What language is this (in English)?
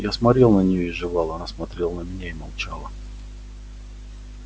Russian